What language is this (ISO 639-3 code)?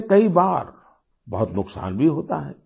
hin